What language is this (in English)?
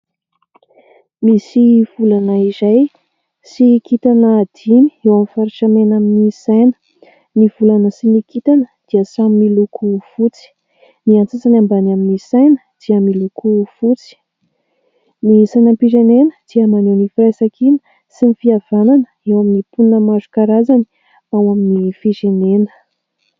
Malagasy